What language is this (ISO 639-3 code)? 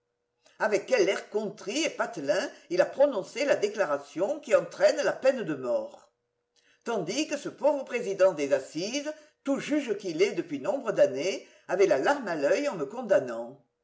fra